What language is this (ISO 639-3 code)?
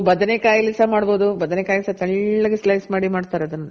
kan